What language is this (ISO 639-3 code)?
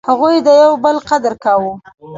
pus